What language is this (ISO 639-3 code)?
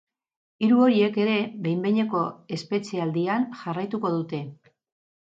eus